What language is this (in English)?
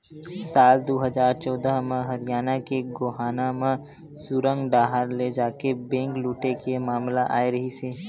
Chhattisgarhi